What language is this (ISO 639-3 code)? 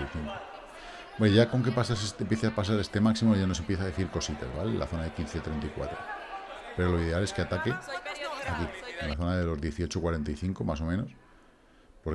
spa